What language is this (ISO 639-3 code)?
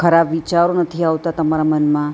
guj